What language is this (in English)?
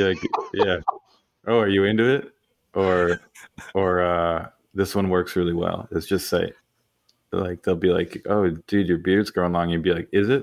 English